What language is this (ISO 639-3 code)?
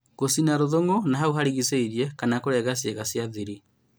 kik